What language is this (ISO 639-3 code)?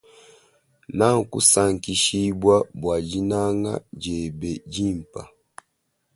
lua